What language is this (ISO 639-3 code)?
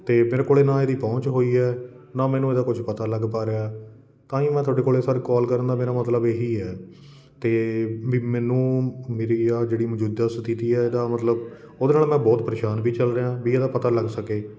pan